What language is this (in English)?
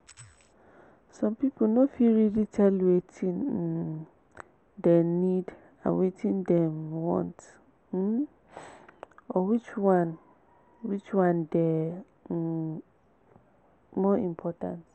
Nigerian Pidgin